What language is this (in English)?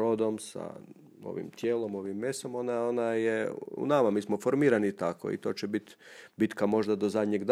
Croatian